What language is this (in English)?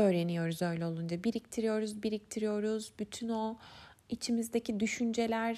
Turkish